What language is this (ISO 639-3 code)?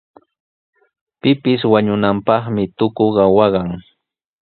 qws